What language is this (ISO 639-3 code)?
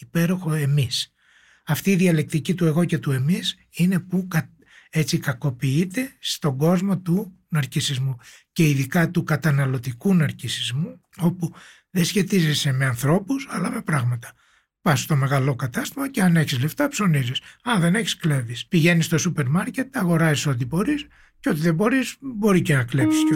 ell